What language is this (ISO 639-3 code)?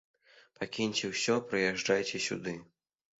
bel